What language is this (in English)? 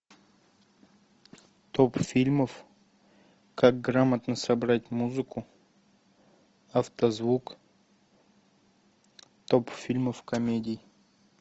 Russian